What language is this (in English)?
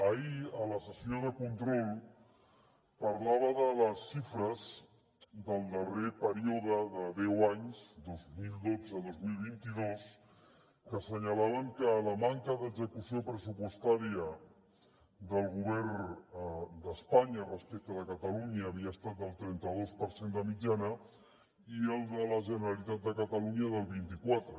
Catalan